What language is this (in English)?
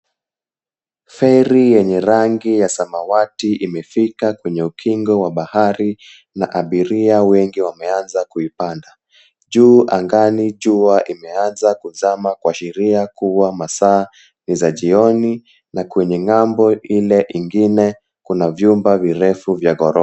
Swahili